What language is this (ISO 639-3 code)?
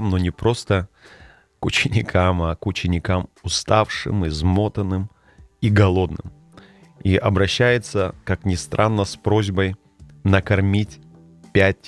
rus